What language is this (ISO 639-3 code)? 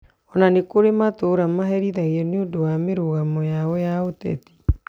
kik